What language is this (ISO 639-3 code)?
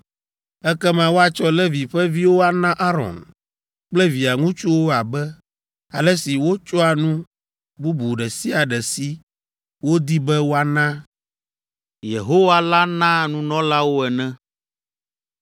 ewe